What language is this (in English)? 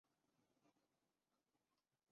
Urdu